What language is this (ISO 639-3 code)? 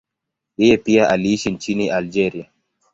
swa